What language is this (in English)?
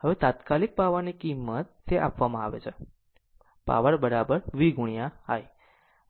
Gujarati